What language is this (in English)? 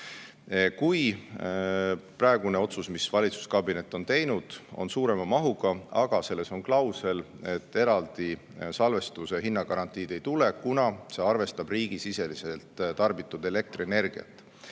Estonian